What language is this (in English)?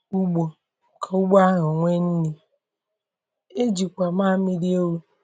Igbo